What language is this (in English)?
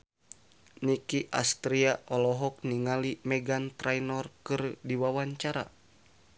Sundanese